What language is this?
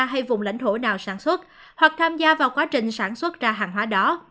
Vietnamese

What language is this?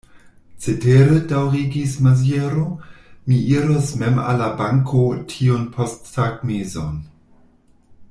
Esperanto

